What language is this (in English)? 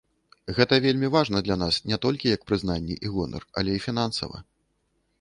Belarusian